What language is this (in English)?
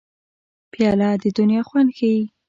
Pashto